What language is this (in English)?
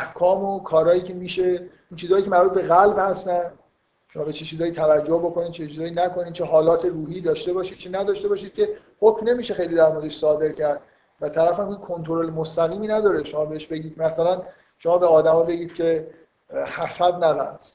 Persian